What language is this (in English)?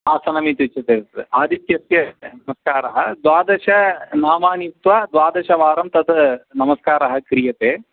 Sanskrit